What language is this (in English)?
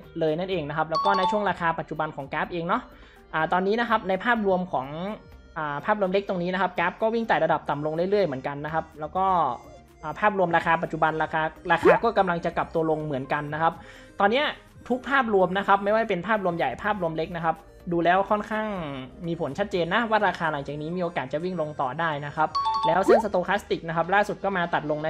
Thai